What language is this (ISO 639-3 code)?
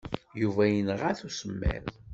kab